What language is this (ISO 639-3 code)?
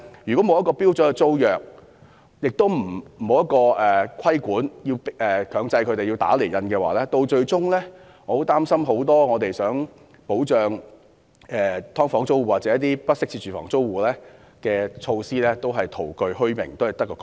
yue